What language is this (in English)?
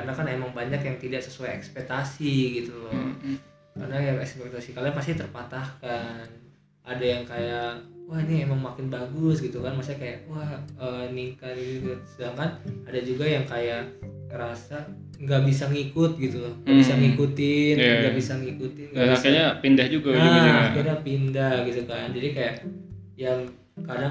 Indonesian